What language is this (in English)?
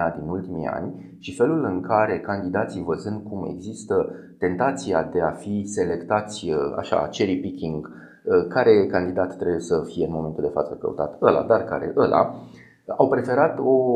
Romanian